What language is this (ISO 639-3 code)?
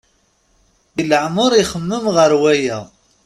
kab